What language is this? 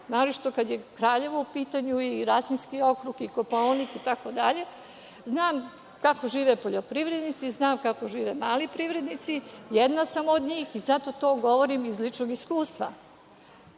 Serbian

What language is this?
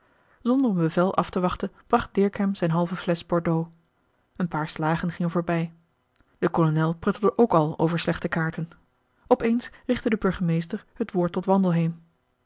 Dutch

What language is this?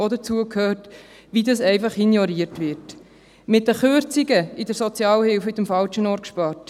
Swiss German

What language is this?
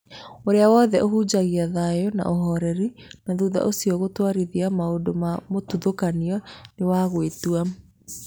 Kikuyu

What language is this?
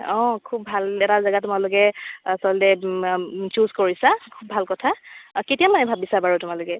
Assamese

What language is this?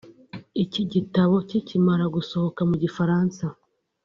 Kinyarwanda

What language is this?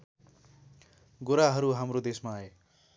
Nepali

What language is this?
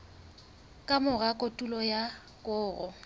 Southern Sotho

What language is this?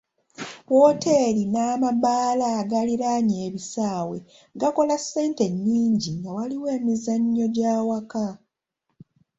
Ganda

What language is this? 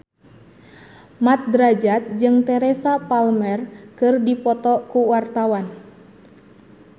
Sundanese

